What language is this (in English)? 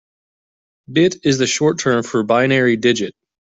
English